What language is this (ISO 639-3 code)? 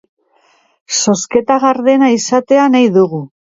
eus